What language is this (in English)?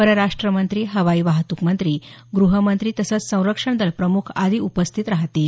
Marathi